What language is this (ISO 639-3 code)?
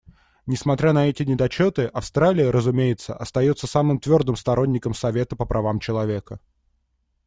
rus